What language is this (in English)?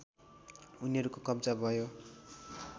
Nepali